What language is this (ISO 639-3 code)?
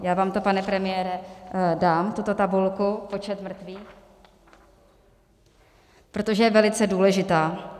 ces